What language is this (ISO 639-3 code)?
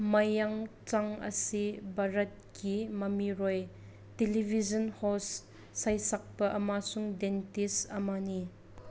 mni